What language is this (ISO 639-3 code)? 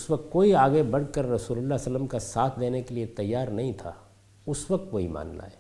urd